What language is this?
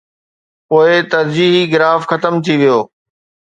Sindhi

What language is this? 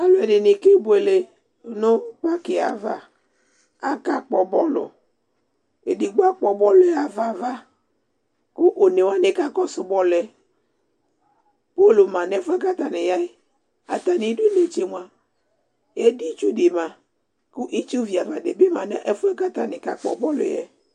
Ikposo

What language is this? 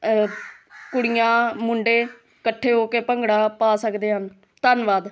Punjabi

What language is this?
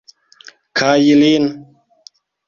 Esperanto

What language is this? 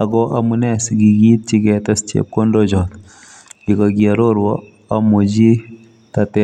Kalenjin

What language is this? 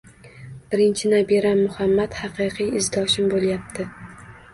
Uzbek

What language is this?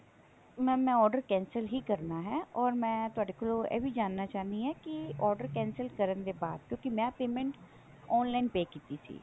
Punjabi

